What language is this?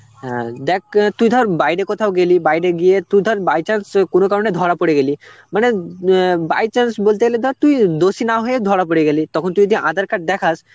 Bangla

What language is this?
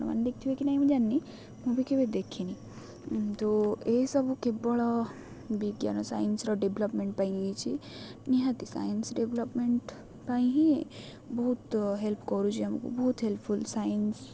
Odia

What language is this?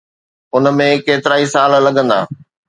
Sindhi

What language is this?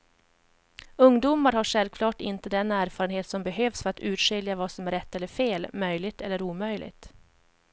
Swedish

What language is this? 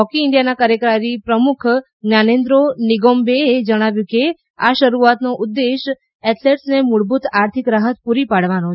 Gujarati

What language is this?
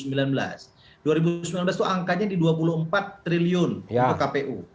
Indonesian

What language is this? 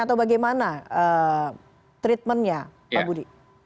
Indonesian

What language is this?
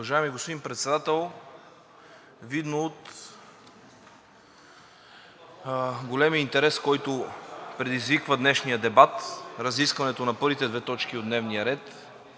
Bulgarian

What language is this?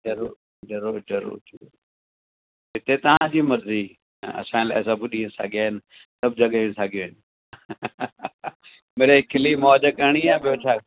Sindhi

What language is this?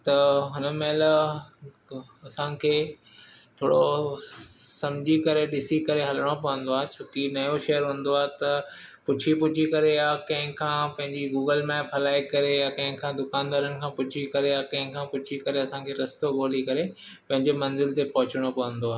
Sindhi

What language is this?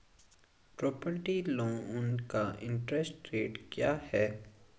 Hindi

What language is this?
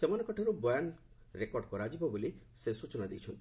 Odia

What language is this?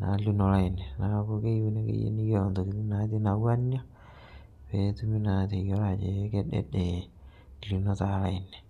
Masai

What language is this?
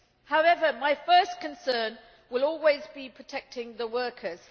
English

